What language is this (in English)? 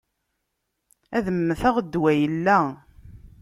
Kabyle